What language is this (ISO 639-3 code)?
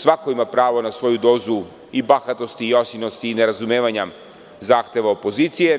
srp